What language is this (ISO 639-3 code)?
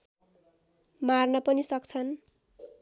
nep